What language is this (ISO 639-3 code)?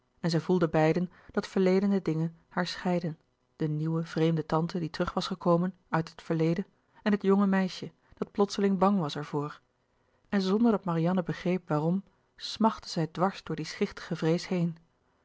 nld